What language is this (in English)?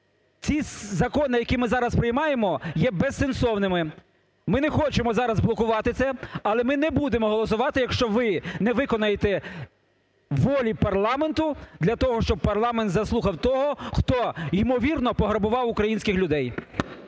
Ukrainian